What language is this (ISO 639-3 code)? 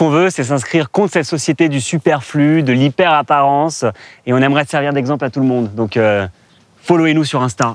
fra